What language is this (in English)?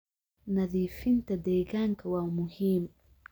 Somali